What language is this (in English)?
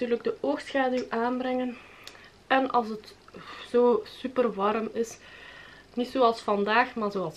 Dutch